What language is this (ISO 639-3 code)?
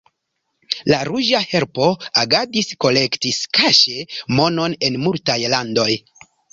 epo